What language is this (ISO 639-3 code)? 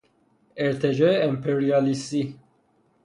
fas